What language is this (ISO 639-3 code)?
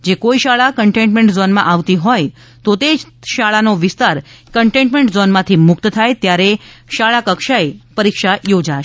guj